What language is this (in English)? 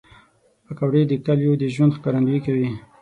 Pashto